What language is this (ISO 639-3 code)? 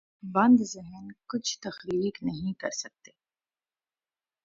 urd